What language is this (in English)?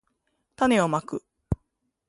Japanese